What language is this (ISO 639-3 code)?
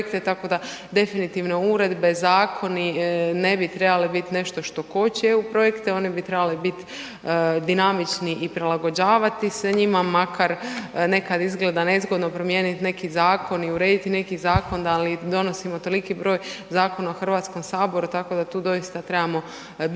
hrv